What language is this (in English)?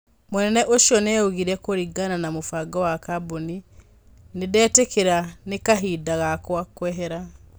Kikuyu